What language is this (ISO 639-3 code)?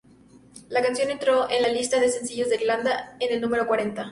spa